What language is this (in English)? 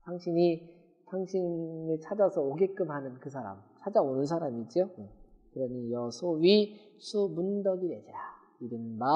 Korean